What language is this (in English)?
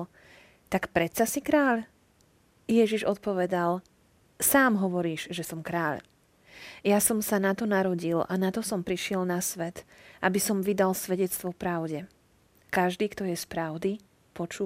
Slovak